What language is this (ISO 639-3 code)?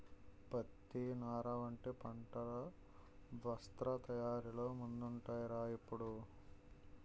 tel